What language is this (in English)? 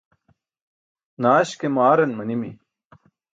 Burushaski